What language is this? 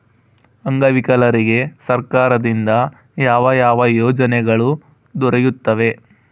Kannada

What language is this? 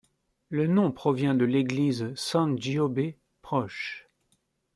French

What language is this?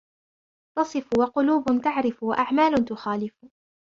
Arabic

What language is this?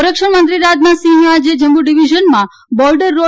Gujarati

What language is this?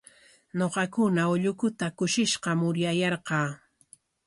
Corongo Ancash Quechua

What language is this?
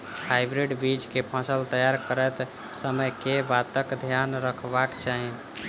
Maithili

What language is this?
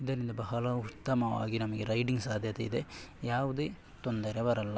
Kannada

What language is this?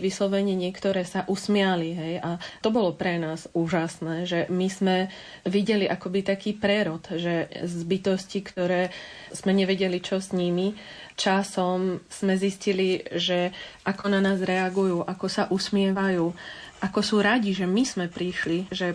Slovak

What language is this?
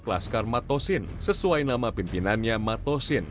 Indonesian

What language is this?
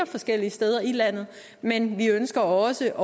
Danish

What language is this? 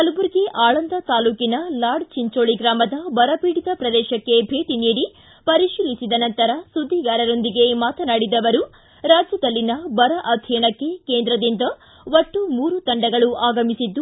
Kannada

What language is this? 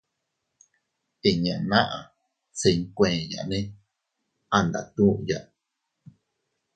Teutila Cuicatec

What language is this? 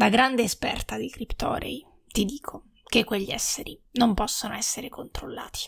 Italian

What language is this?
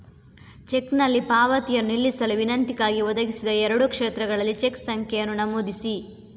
Kannada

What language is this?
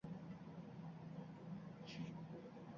Uzbek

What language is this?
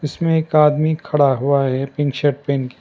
Hindi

